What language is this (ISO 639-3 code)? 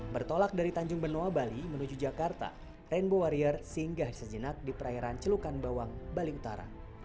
ind